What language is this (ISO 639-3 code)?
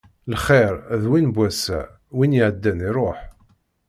kab